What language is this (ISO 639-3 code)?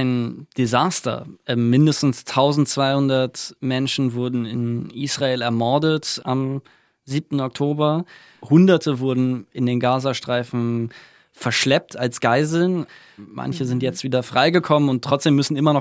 deu